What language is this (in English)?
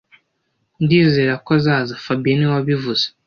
Kinyarwanda